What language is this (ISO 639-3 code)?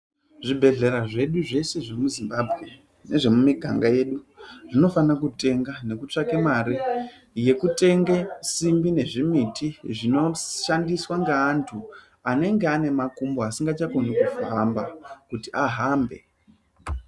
ndc